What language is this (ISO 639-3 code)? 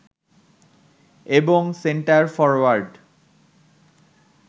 ben